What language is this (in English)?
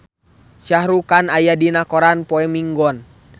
Sundanese